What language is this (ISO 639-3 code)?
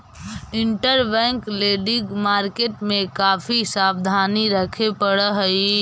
mag